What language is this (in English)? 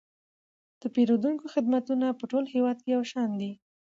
Pashto